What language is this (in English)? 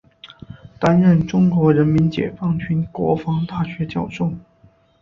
Chinese